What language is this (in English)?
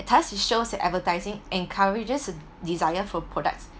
English